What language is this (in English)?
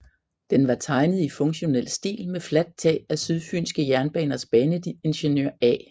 Danish